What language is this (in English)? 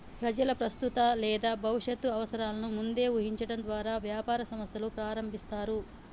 Telugu